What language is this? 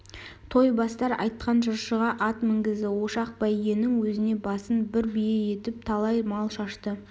Kazakh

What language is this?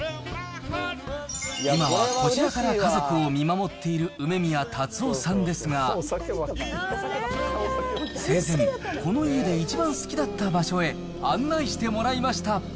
Japanese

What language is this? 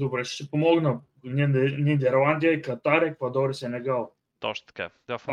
Bulgarian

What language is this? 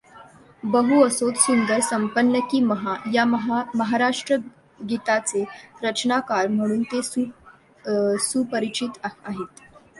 Marathi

